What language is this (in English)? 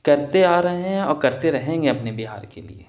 Urdu